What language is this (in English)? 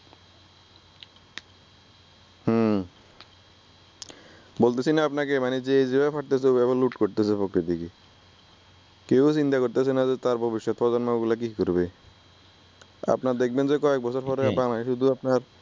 Bangla